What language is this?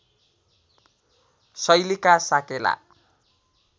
Nepali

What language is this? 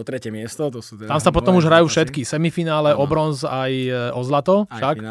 Slovak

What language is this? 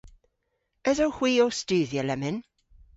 Cornish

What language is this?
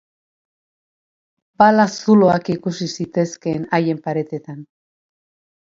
Basque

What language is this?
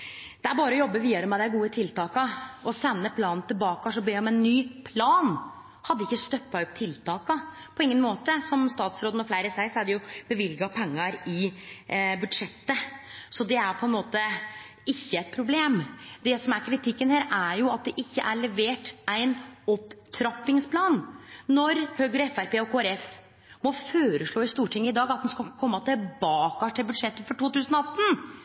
Norwegian Nynorsk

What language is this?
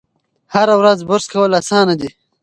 Pashto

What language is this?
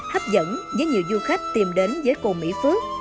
Vietnamese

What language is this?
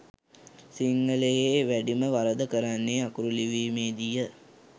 Sinhala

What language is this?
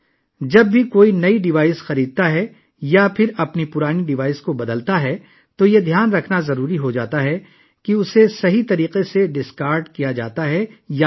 Urdu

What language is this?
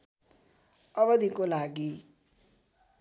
Nepali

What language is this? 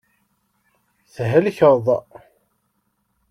Kabyle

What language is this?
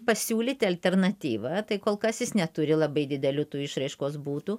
Lithuanian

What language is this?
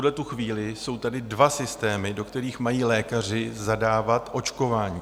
Czech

